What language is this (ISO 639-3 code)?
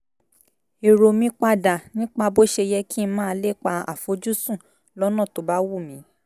yor